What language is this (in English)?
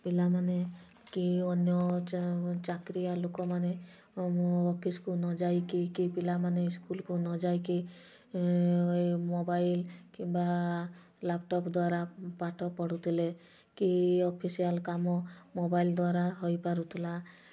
Odia